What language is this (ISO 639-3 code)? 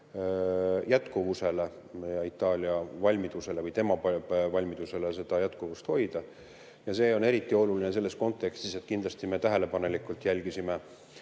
est